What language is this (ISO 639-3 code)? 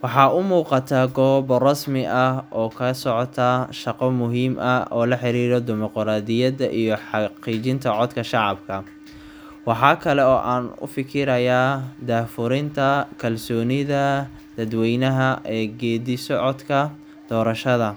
som